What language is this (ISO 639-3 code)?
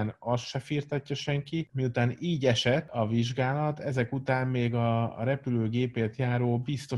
hun